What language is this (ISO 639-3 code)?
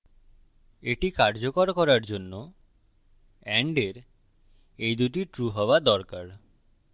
ben